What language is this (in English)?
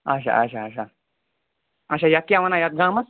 Kashmiri